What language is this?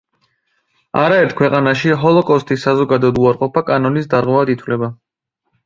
Georgian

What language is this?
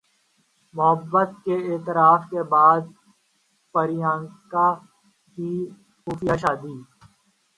Urdu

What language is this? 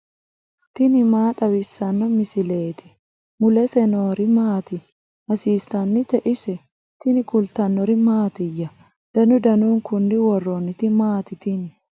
Sidamo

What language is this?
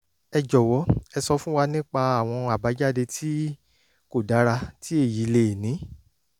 Yoruba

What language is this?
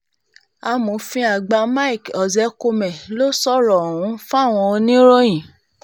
Yoruba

